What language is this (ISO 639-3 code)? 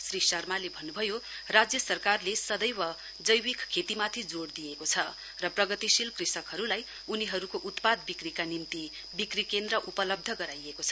nep